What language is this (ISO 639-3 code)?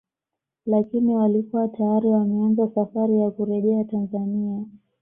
swa